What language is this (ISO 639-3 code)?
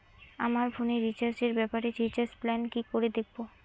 ben